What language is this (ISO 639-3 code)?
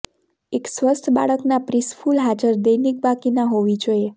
guj